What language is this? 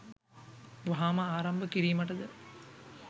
Sinhala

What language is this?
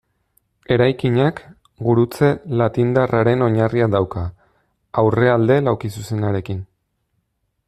Basque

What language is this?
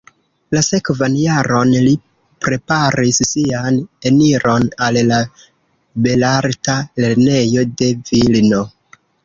Esperanto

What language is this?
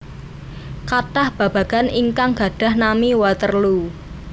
Javanese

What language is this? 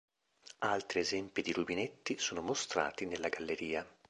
Italian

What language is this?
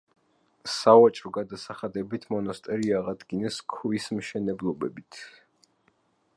Georgian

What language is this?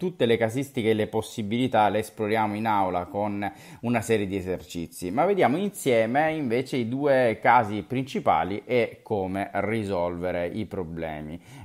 Italian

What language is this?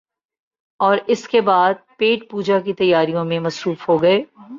Urdu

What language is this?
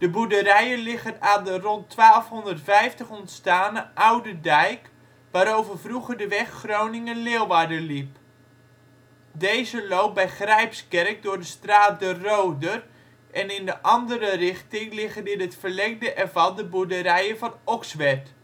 Dutch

